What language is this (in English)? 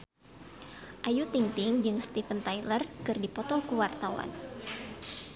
Sundanese